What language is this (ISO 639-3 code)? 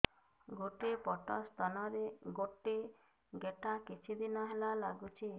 ori